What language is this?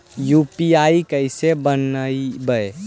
Magahi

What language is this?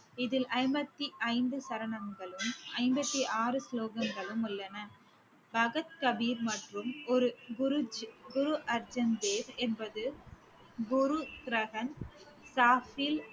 Tamil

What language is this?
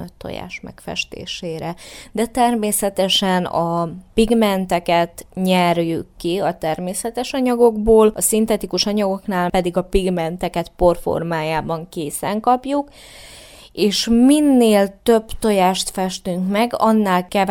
Hungarian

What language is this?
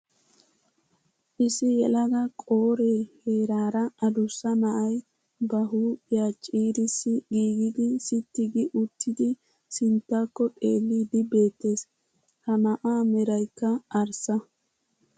Wolaytta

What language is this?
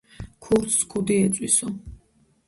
Georgian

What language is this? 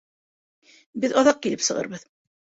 Bashkir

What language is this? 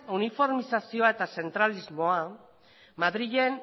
Basque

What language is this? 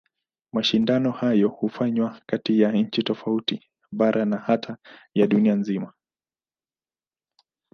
Swahili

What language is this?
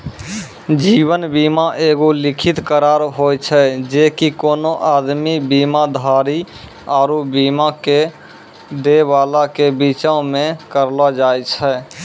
Maithili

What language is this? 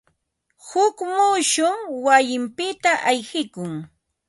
Ambo-Pasco Quechua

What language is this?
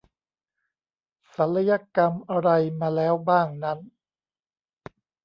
Thai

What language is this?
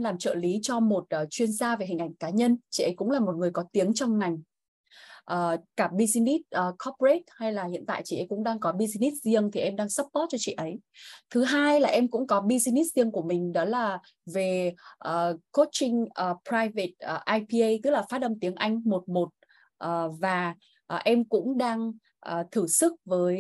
Vietnamese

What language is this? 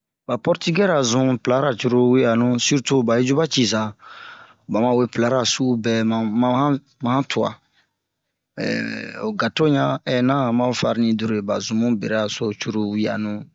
Bomu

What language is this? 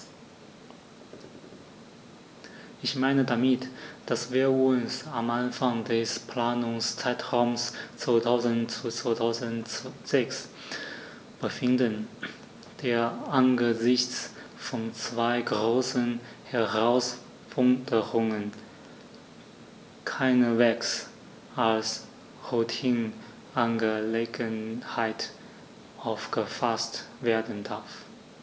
German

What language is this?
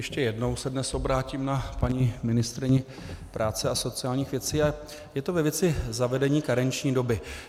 Czech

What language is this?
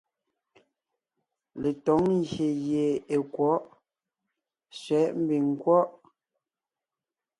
Ngiemboon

